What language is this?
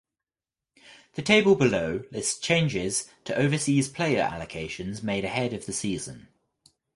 English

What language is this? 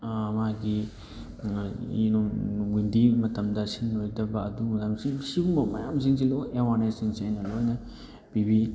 Manipuri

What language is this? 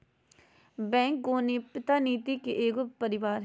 Magahi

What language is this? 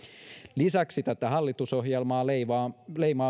Finnish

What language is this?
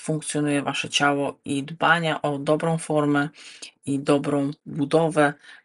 Polish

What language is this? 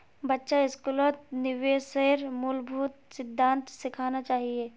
Magahi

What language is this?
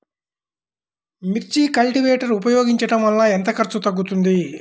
Telugu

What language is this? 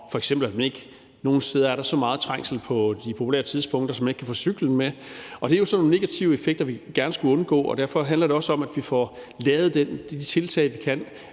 Danish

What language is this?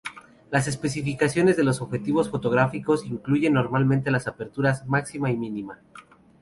Spanish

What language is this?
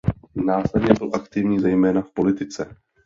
Czech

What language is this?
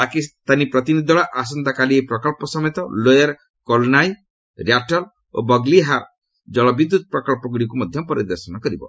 Odia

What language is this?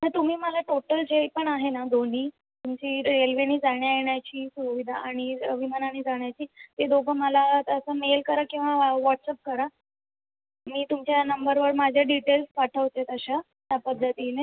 Marathi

